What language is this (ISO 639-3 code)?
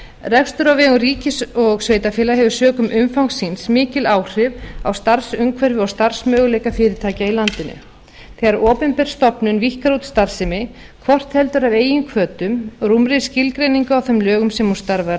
isl